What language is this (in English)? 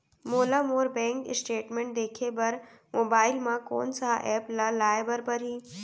Chhattisgarhi